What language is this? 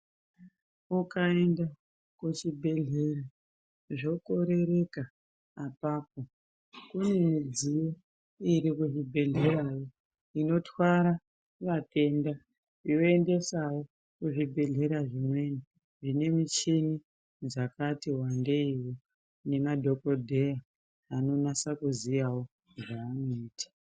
Ndau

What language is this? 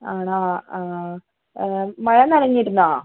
Malayalam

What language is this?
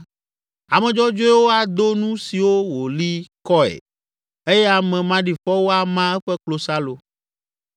Ewe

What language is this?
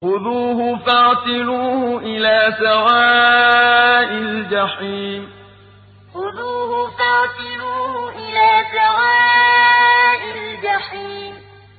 Arabic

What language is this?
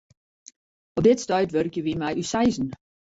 Western Frisian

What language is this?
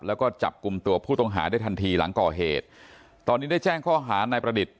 Thai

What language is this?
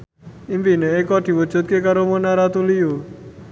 Javanese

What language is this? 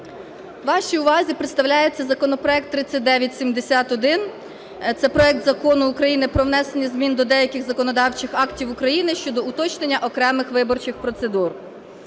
Ukrainian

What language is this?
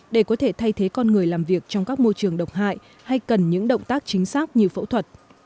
Vietnamese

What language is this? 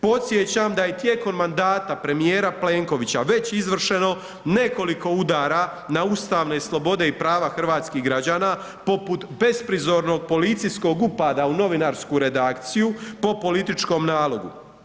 Croatian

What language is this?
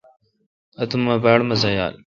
Kalkoti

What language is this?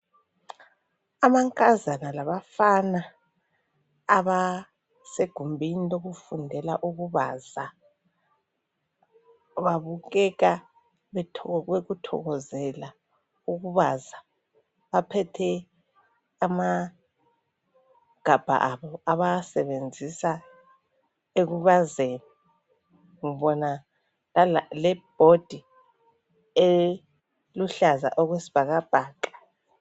North Ndebele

